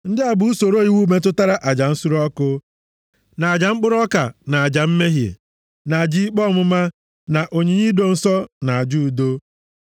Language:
Igbo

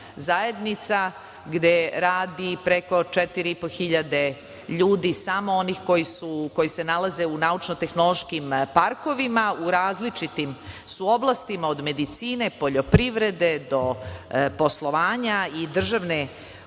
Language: Serbian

